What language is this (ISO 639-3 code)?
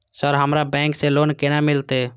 mai